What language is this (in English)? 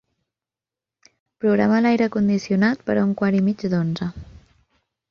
Catalan